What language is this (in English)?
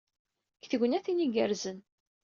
Kabyle